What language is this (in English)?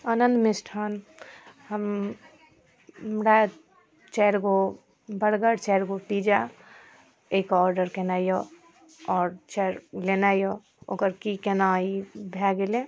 Maithili